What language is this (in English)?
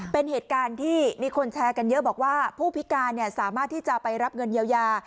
Thai